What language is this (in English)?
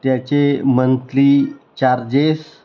Marathi